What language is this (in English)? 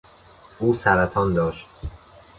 Persian